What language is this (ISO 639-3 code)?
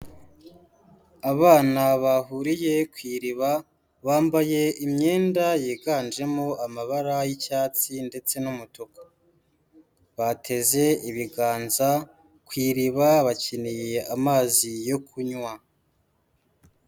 kin